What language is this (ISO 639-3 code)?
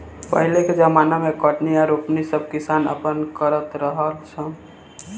bho